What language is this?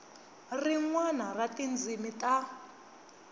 Tsonga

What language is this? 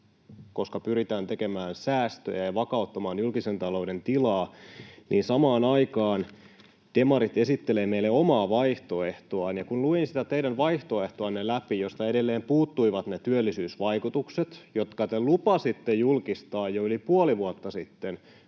Finnish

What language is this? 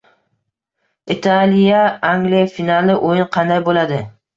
Uzbek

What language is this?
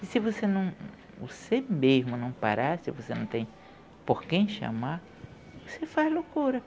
Portuguese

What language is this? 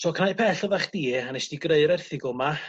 Welsh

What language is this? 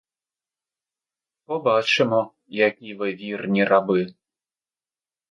Ukrainian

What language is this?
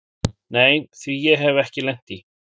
Icelandic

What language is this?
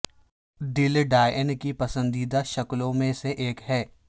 Urdu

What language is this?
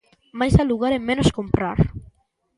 Galician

